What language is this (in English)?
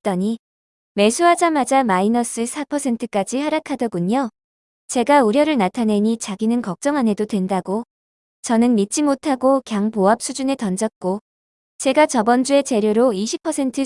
Korean